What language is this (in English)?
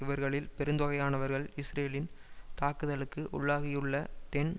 Tamil